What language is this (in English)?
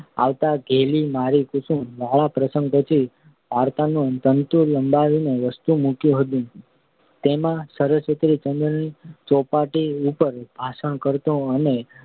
Gujarati